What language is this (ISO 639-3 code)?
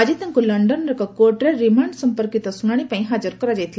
ori